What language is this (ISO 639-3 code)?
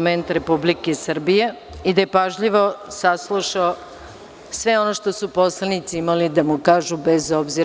srp